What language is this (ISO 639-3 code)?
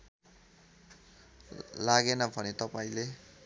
nep